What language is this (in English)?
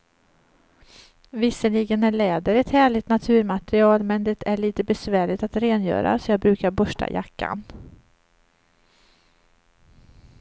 Swedish